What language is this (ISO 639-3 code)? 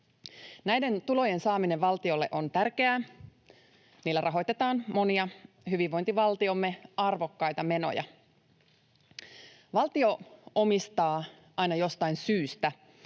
fin